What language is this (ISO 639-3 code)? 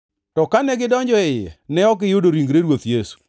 luo